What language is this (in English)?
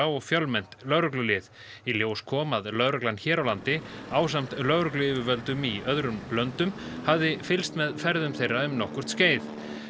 Icelandic